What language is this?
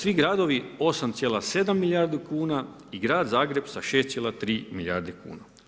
Croatian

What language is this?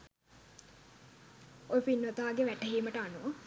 Sinhala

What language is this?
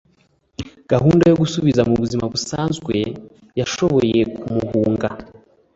Kinyarwanda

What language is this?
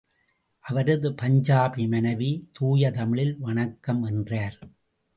Tamil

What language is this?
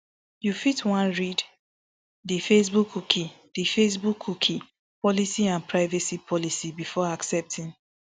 Nigerian Pidgin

